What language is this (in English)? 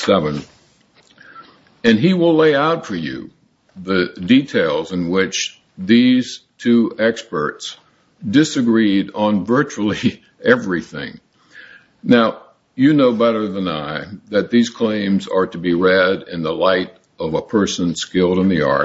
English